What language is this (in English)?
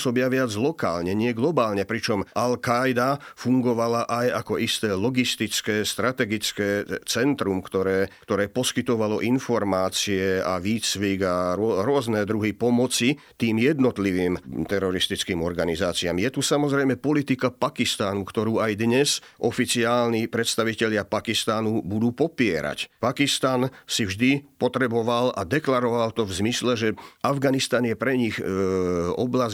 Slovak